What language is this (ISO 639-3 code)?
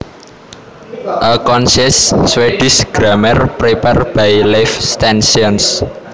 jav